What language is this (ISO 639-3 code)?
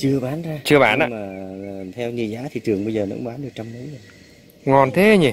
vie